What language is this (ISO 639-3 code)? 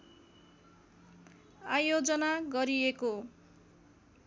nep